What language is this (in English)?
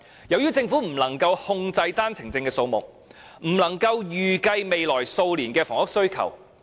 Cantonese